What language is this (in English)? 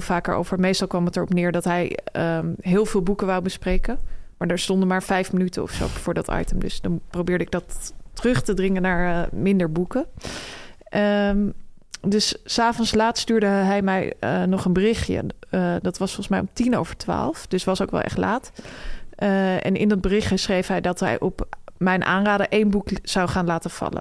Dutch